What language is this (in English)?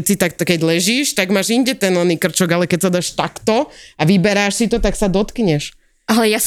Slovak